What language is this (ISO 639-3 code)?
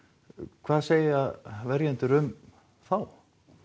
isl